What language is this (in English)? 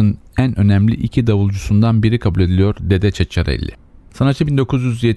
Turkish